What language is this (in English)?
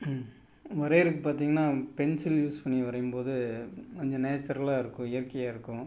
Tamil